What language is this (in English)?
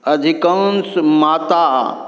Maithili